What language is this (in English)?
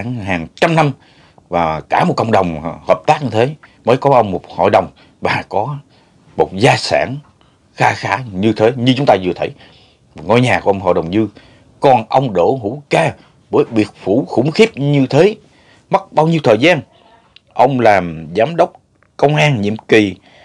Vietnamese